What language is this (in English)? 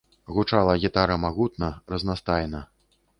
Belarusian